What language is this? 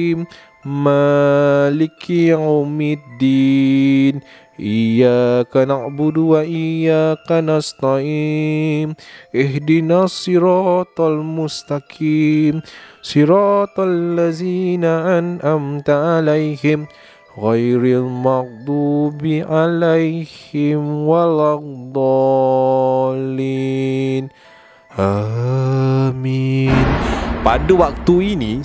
Malay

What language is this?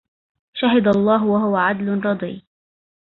Arabic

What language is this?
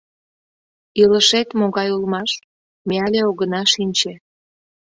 Mari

